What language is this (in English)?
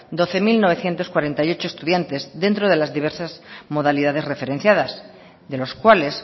Spanish